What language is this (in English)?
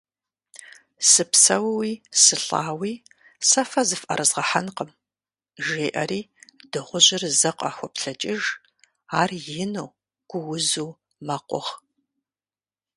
Kabardian